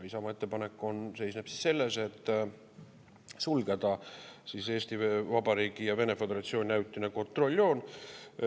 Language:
Estonian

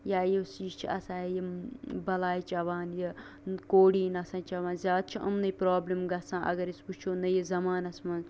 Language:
Kashmiri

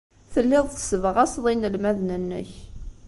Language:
Kabyle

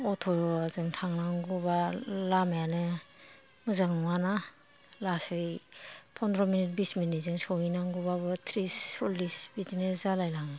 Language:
Bodo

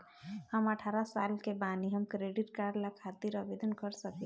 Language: Bhojpuri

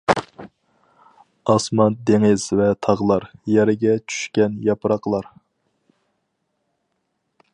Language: Uyghur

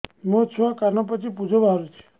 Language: Odia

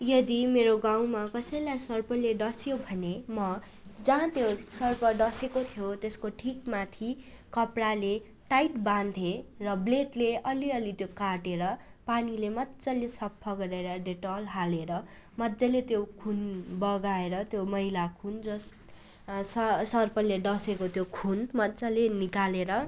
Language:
Nepali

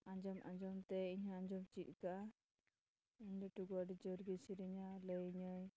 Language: Santali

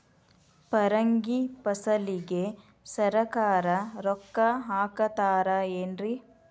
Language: Kannada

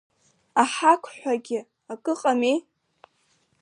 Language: Abkhazian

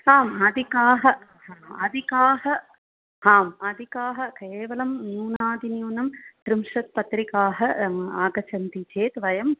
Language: Sanskrit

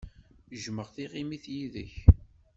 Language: Kabyle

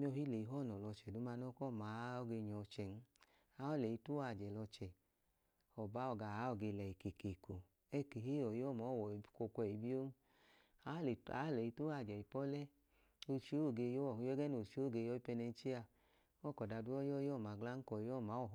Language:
Idoma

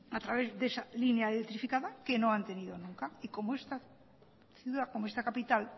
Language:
Spanish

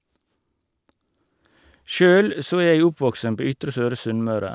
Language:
Norwegian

